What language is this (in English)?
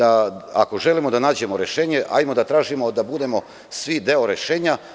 Serbian